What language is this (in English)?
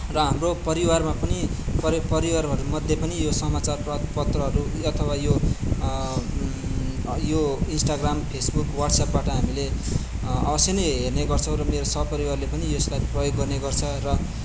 Nepali